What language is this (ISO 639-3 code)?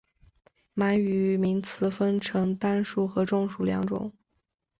zho